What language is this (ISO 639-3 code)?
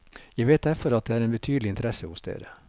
nor